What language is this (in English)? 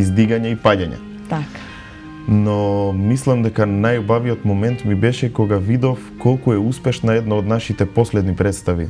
Macedonian